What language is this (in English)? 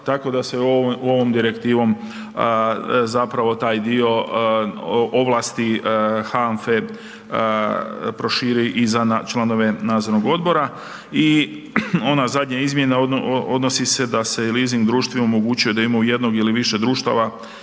Croatian